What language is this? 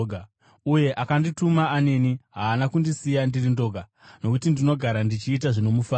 Shona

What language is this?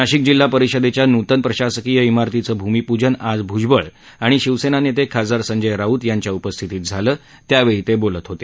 Marathi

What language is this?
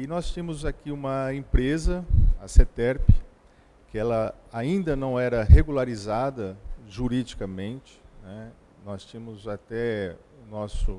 Portuguese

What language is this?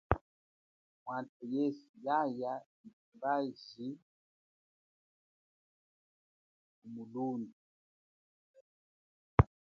Chokwe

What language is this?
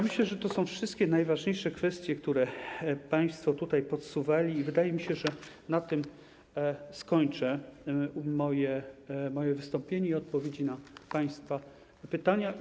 Polish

